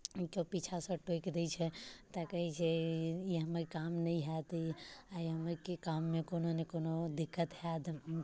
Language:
Maithili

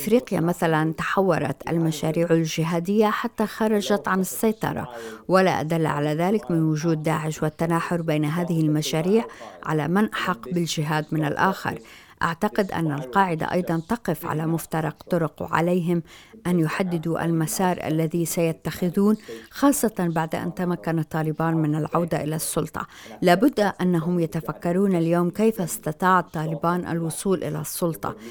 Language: Arabic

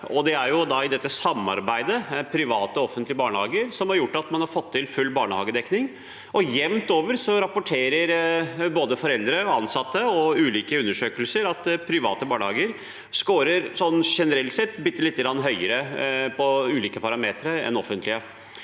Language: Norwegian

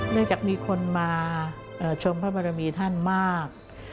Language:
Thai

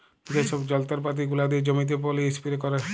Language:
Bangla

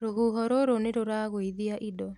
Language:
Kikuyu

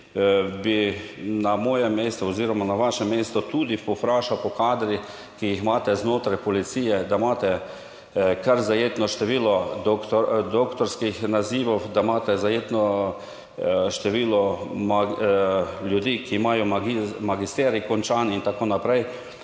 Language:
Slovenian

